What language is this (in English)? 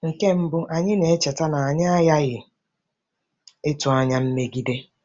Igbo